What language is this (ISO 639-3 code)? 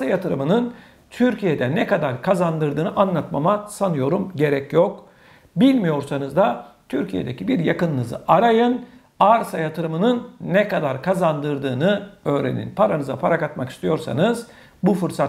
tur